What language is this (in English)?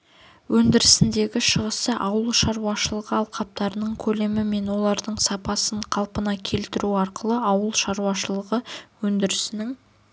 Kazakh